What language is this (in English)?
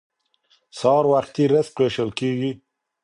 Pashto